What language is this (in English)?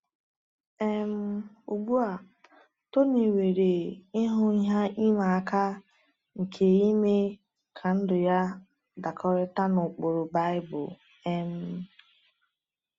Igbo